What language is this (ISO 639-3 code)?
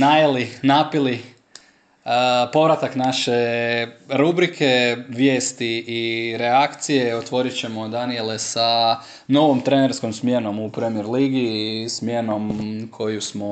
hrv